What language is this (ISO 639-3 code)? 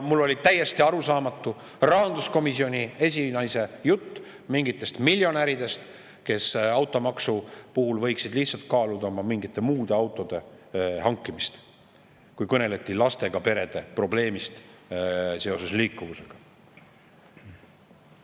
est